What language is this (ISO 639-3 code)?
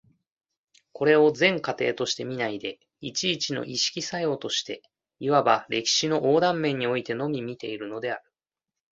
jpn